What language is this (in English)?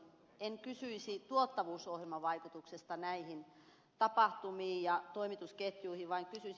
Finnish